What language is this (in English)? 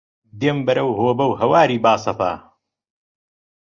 Central Kurdish